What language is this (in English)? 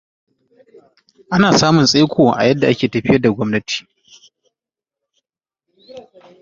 Hausa